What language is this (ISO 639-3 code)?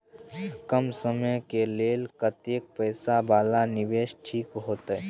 mai